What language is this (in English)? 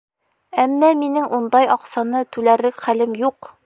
Bashkir